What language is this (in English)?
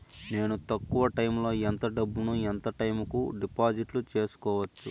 Telugu